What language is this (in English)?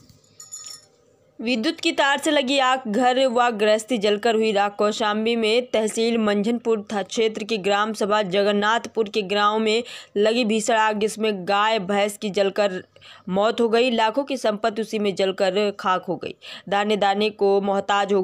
Hindi